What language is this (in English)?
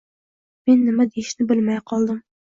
Uzbek